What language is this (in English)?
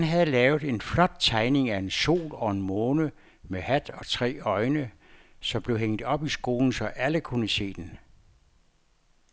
Danish